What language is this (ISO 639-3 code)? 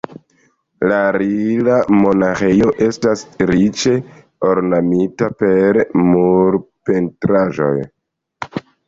epo